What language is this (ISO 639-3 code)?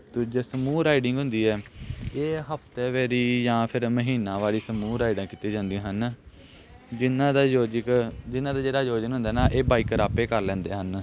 pan